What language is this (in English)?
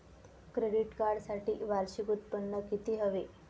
Marathi